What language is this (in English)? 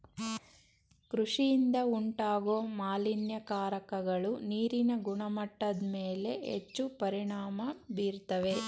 Kannada